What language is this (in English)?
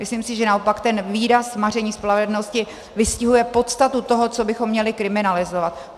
Czech